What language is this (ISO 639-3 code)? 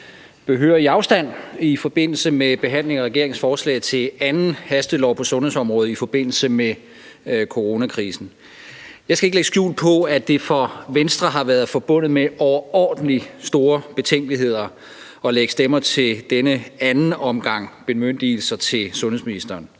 dan